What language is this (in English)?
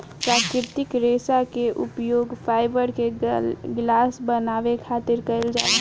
Bhojpuri